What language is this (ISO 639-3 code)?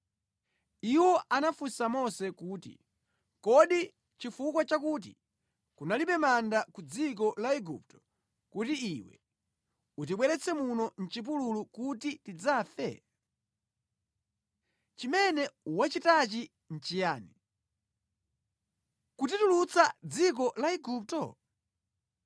nya